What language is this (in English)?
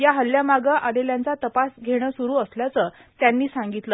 Marathi